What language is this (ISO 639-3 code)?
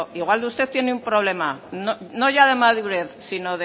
spa